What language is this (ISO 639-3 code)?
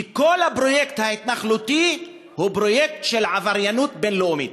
heb